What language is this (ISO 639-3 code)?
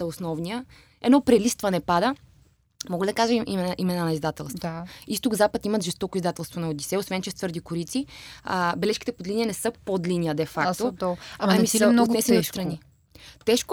bul